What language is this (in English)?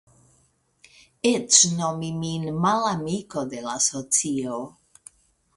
Esperanto